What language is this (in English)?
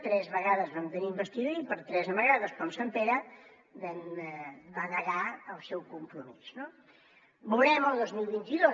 Catalan